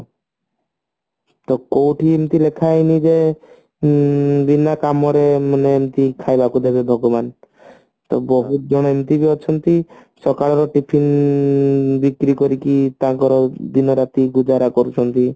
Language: Odia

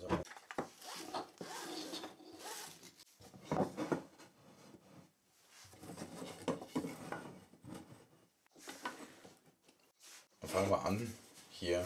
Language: German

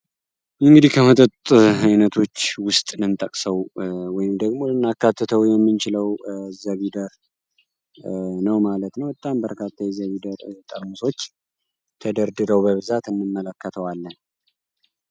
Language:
Amharic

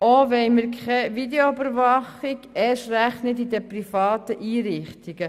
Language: Swiss German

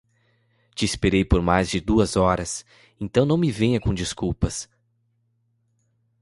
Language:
Portuguese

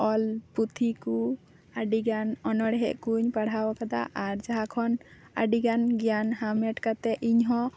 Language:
Santali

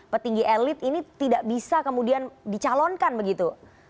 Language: Indonesian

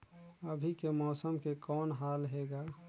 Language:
Chhattisgarhi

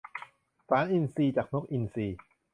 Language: Thai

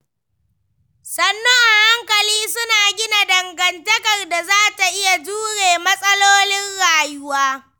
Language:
Hausa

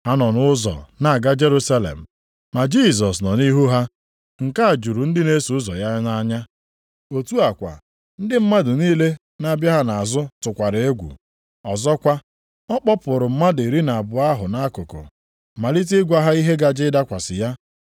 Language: Igbo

